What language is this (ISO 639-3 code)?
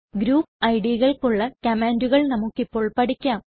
mal